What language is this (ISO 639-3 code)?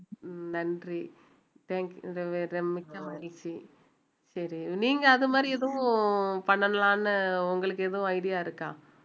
tam